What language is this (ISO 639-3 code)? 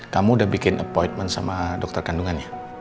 ind